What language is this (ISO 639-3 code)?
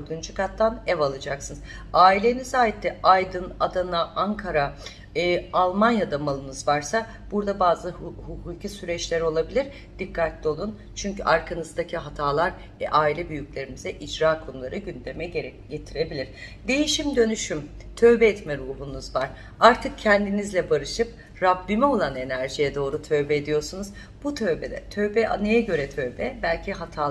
tur